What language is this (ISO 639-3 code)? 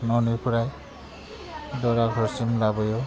brx